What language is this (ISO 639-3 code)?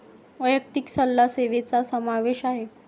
mar